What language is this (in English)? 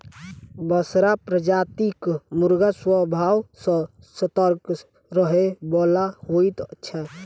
Maithili